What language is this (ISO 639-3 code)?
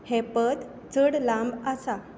kok